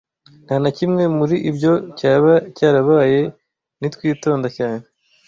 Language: Kinyarwanda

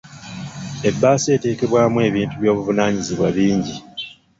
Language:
Ganda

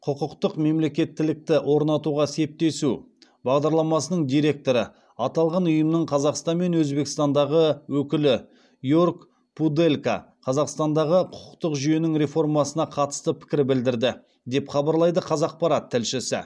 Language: Kazakh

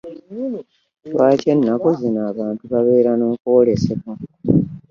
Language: Ganda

